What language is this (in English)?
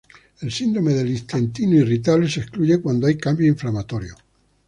Spanish